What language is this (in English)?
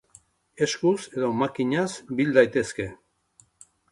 Basque